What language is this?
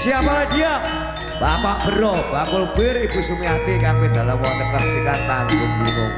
Indonesian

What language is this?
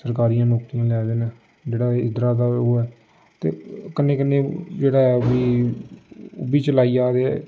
Dogri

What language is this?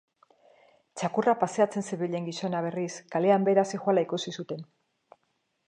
Basque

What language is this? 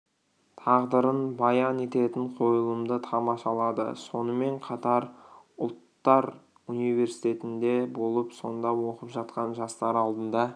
Kazakh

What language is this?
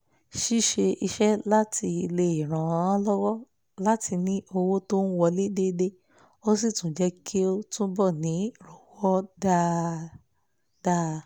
Yoruba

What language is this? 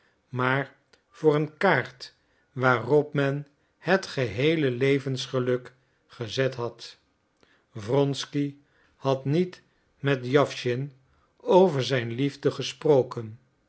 Dutch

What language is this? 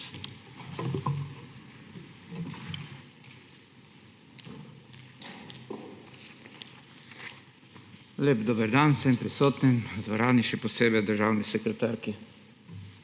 Slovenian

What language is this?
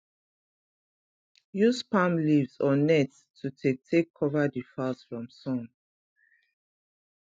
Nigerian Pidgin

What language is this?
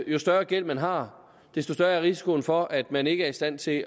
Danish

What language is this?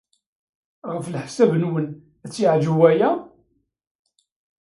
Kabyle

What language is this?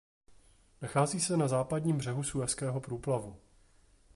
Czech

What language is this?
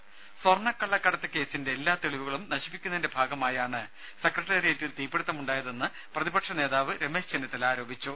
Malayalam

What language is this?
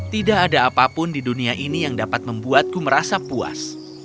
Indonesian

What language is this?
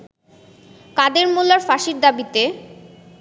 Bangla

